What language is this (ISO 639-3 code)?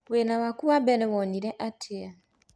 kik